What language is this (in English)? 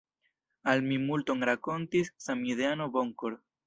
Esperanto